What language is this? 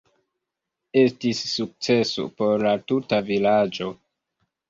Esperanto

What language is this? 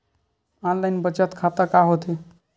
Chhattisgarhi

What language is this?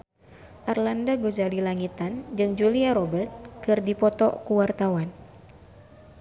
Sundanese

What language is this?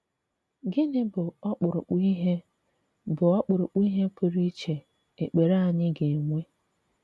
Igbo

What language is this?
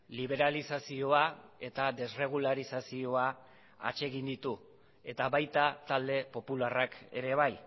Basque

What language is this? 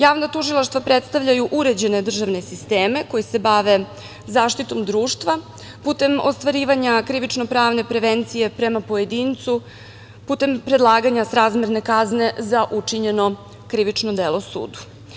Serbian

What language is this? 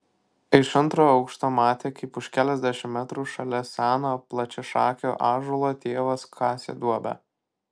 Lithuanian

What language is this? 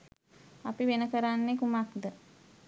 Sinhala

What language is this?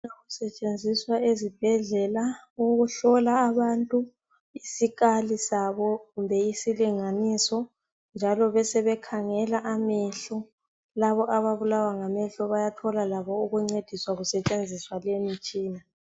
North Ndebele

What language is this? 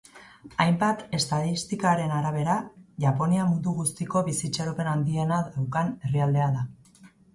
Basque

